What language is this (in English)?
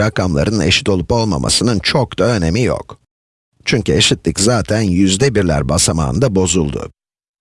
Turkish